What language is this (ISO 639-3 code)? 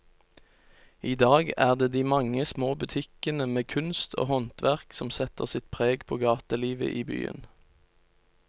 nor